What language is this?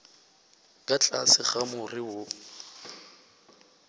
Northern Sotho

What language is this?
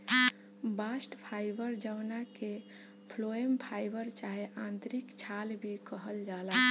Bhojpuri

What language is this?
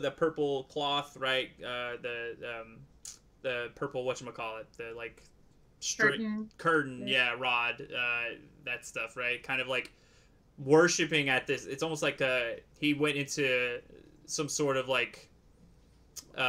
English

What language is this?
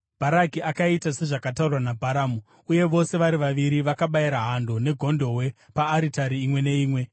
Shona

